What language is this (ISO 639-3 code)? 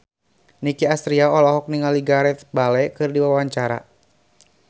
sun